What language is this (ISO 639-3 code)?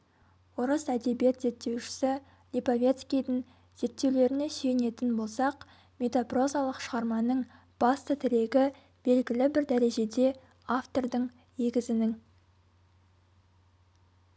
kaz